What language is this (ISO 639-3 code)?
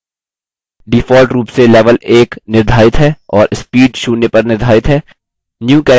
hin